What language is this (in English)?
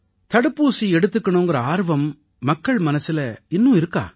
Tamil